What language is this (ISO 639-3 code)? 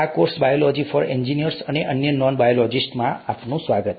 guj